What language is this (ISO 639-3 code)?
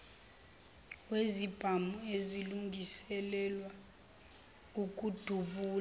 zul